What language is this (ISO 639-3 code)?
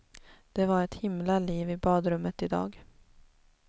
swe